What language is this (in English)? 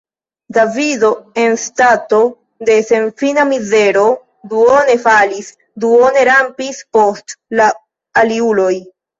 Esperanto